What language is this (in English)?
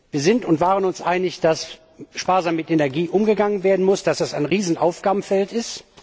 German